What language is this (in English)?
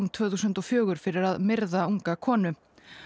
Icelandic